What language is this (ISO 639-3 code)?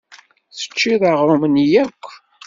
kab